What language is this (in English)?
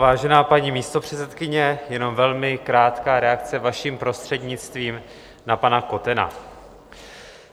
Czech